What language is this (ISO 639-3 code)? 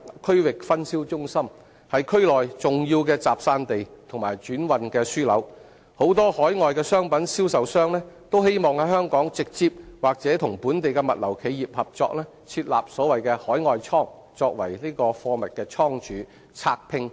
yue